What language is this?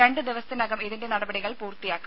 Malayalam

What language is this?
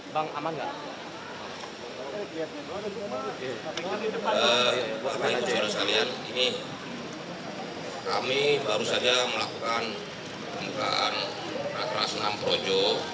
Indonesian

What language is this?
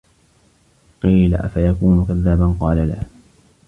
Arabic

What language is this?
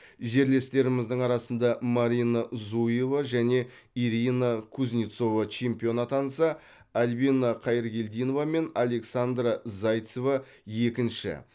Kazakh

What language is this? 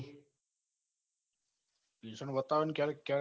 Gujarati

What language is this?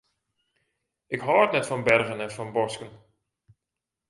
Western Frisian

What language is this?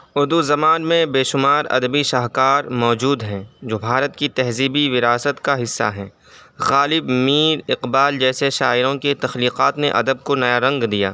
Urdu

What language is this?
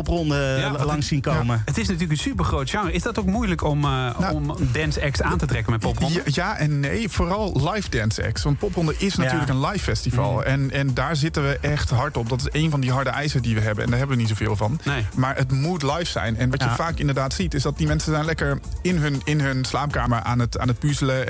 Dutch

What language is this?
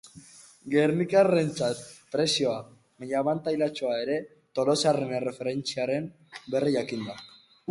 Basque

